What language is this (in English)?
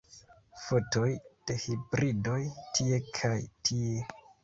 Esperanto